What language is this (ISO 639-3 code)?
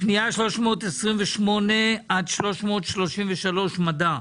heb